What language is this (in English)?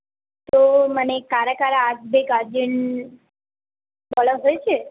Bangla